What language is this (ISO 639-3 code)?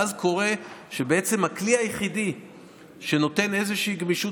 heb